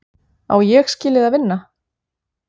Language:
Icelandic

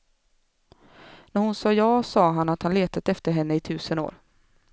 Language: Swedish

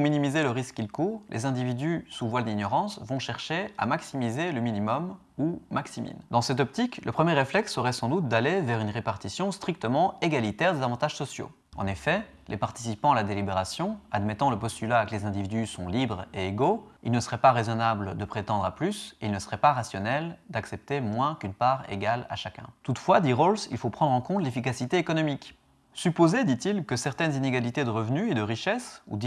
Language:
French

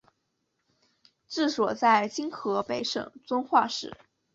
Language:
Chinese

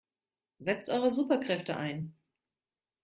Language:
German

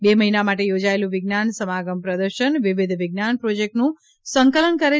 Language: Gujarati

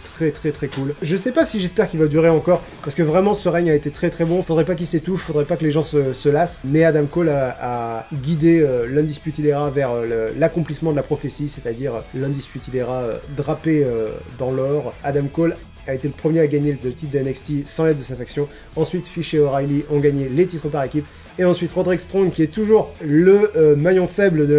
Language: French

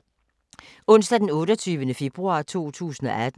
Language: Danish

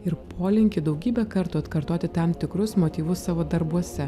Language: Lithuanian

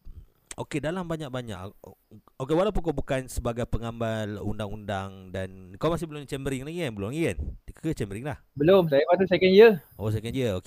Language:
Malay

